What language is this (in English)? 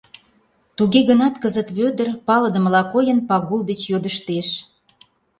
Mari